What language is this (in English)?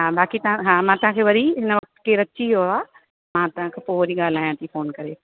Sindhi